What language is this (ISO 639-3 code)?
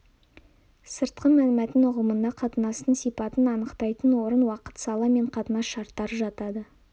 kaz